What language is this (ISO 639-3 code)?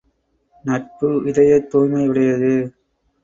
tam